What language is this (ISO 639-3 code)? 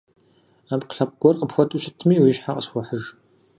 kbd